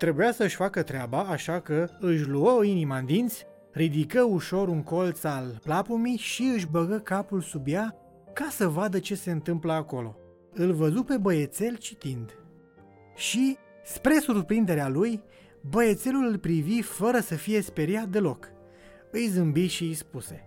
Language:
Romanian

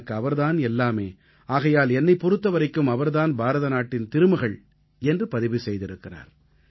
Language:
Tamil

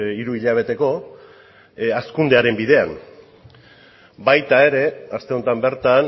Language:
Basque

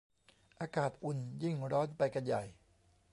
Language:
Thai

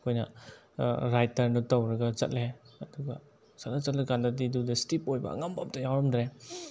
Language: Manipuri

